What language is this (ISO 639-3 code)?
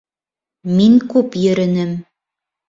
bak